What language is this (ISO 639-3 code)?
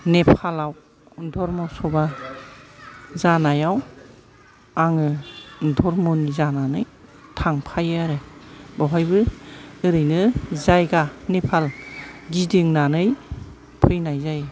brx